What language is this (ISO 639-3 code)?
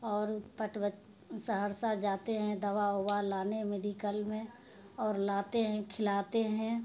urd